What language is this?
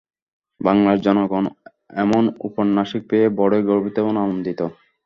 Bangla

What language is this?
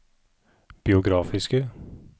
Norwegian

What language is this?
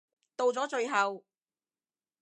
Cantonese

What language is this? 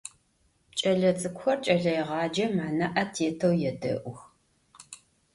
Adyghe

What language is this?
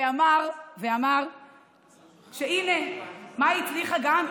Hebrew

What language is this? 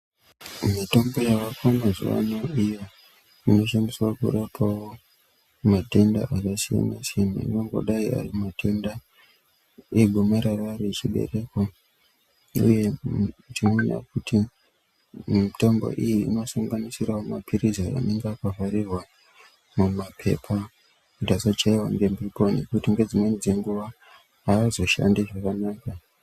Ndau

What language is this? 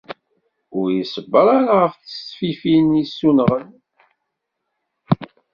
Kabyle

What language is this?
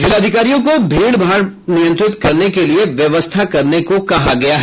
Hindi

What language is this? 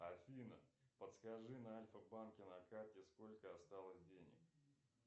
Russian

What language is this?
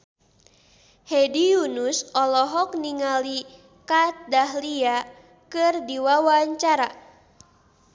Sundanese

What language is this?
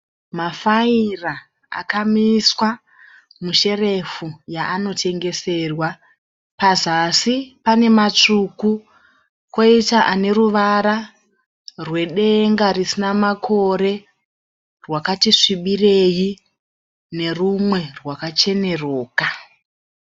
Shona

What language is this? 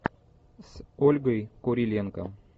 Russian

